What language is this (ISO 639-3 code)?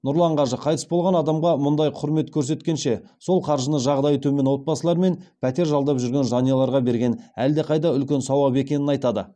kaz